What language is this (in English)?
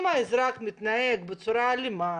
Hebrew